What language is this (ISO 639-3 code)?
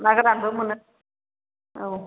brx